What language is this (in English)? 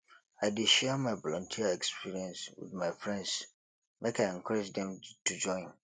Nigerian Pidgin